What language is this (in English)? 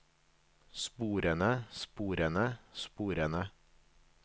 Norwegian